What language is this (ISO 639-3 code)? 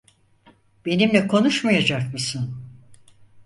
tur